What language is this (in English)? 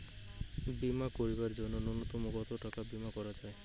Bangla